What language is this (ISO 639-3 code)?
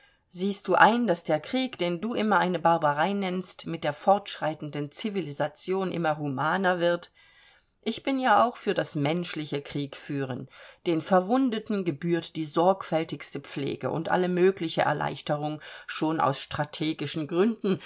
deu